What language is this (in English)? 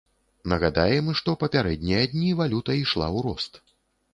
Belarusian